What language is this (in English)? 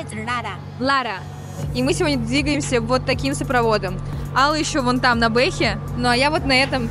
Russian